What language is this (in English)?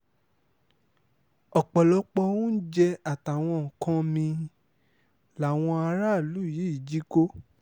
Yoruba